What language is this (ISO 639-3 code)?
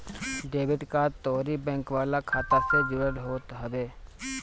bho